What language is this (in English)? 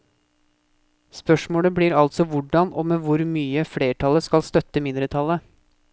Norwegian